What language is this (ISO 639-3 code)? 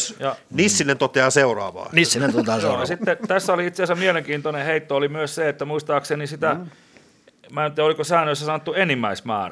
fin